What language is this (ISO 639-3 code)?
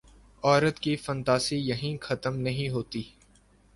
urd